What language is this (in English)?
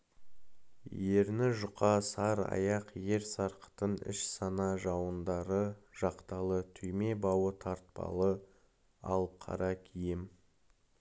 Kazakh